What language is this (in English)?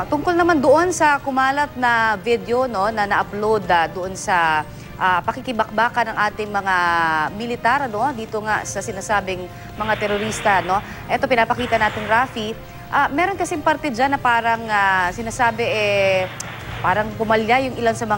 Filipino